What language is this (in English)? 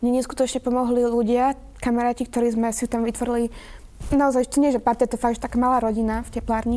Slovak